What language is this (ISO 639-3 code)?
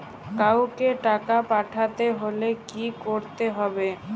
ben